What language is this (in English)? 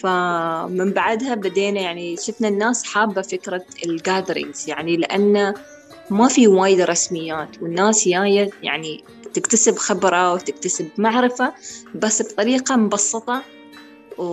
Arabic